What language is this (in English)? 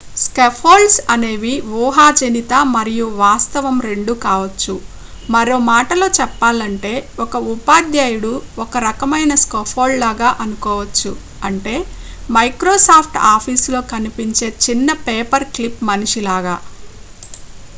Telugu